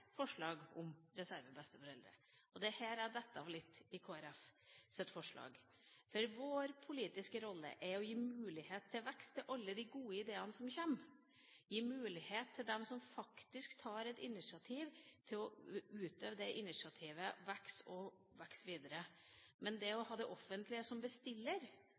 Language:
Norwegian Bokmål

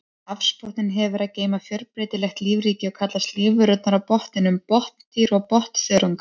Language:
Icelandic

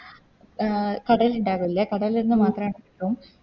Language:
Malayalam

